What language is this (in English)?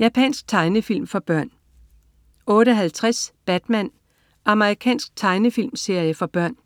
Danish